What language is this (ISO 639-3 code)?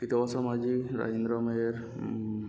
ori